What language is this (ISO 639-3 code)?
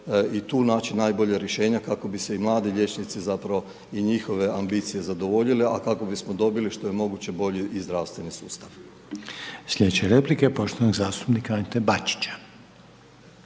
hrv